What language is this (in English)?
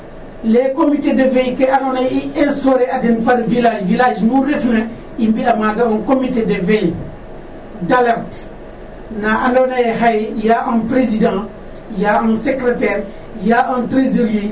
Serer